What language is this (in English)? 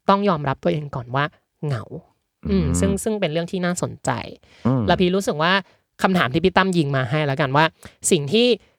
Thai